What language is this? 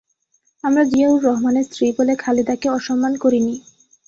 Bangla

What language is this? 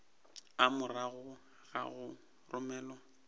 Northern Sotho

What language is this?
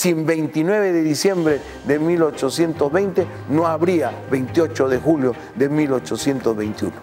Spanish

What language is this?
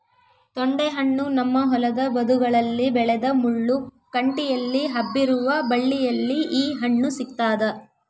Kannada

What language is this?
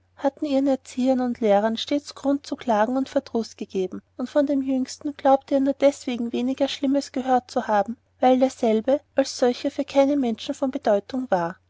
German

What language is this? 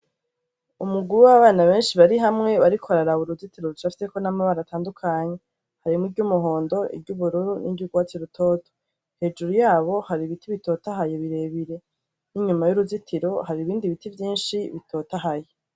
Rundi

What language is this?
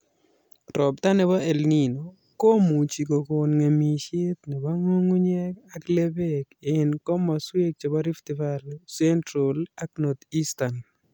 Kalenjin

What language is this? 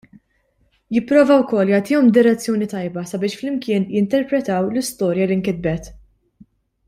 Maltese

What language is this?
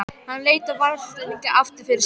Icelandic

